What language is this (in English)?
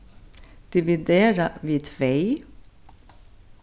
Faroese